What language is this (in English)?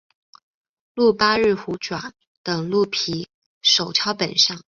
Chinese